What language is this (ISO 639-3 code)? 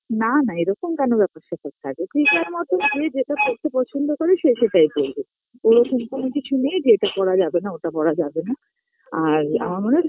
ben